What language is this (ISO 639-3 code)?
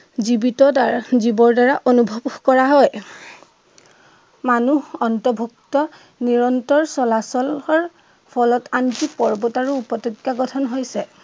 asm